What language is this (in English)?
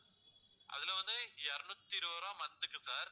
Tamil